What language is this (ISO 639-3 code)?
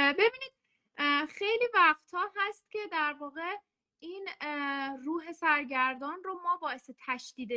fas